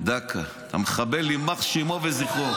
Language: Hebrew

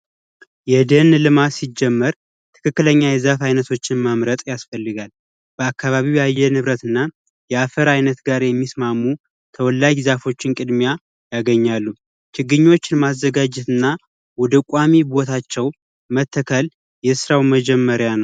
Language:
Amharic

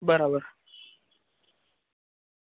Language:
Gujarati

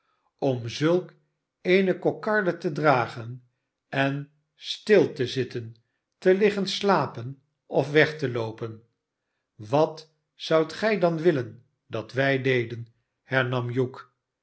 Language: Dutch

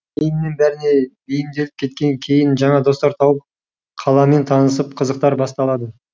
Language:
Kazakh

